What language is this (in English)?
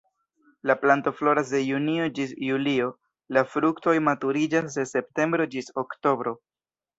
Esperanto